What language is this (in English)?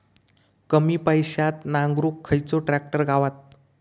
Marathi